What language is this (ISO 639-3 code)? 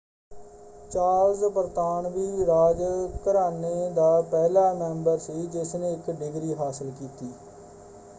pan